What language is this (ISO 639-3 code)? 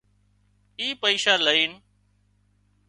kxp